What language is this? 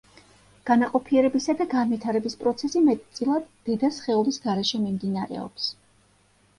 Georgian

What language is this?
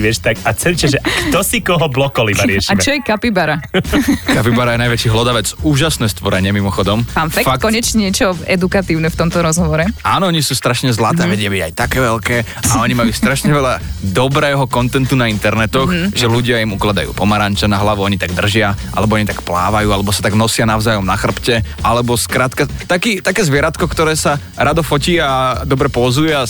Slovak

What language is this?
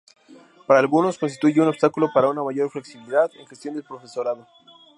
Spanish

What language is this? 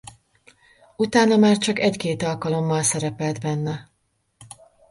Hungarian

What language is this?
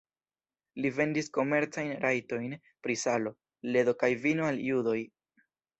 Esperanto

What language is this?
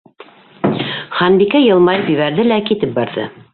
Bashkir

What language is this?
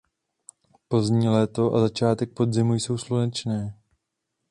Czech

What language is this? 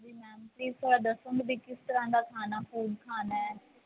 Punjabi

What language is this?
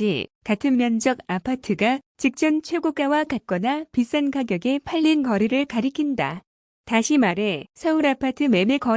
Korean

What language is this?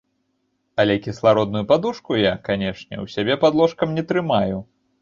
Belarusian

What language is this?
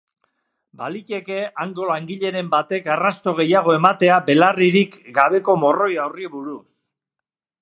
Basque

